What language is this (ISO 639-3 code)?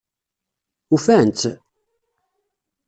kab